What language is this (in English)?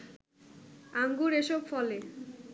Bangla